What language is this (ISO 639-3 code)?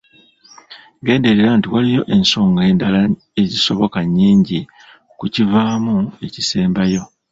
lug